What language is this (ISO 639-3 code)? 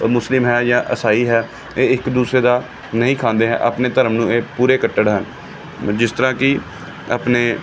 pan